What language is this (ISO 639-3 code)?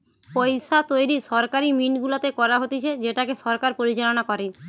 ben